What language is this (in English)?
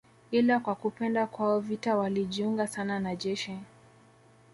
Swahili